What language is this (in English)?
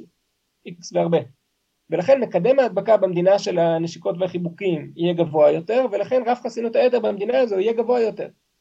Hebrew